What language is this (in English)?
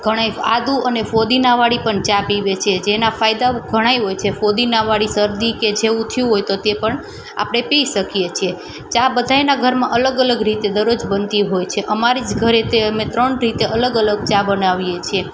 Gujarati